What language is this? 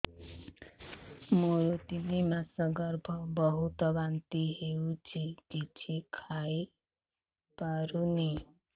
Odia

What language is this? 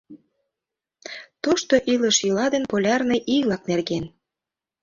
Mari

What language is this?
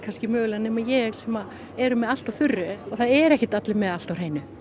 Icelandic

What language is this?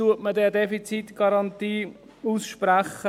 Swiss German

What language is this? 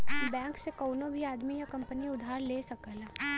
Bhojpuri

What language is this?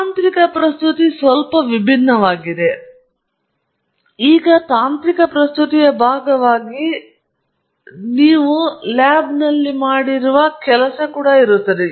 Kannada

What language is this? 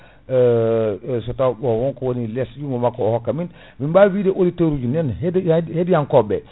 Fula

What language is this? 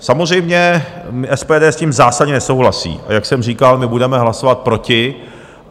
Czech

